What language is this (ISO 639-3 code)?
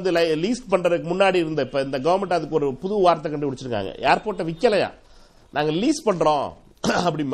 tam